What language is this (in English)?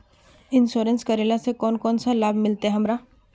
Magahi